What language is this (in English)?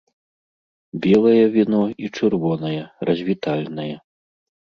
Belarusian